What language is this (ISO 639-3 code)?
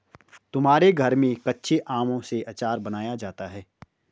hin